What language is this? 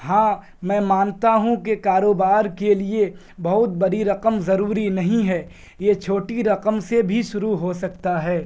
Urdu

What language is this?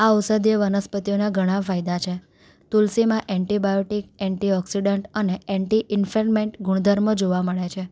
Gujarati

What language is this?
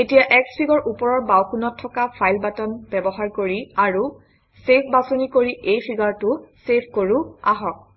Assamese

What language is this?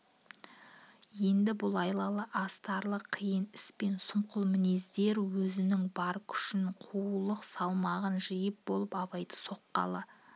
Kazakh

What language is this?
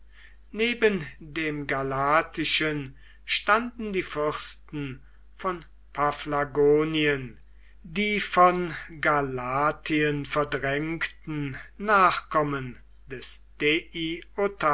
German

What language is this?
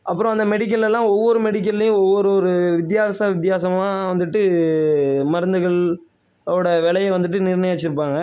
Tamil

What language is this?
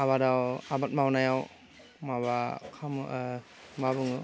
Bodo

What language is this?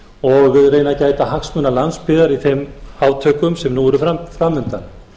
Icelandic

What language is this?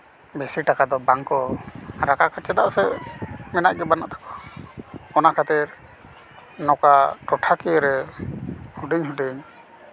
Santali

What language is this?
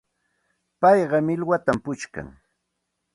Santa Ana de Tusi Pasco Quechua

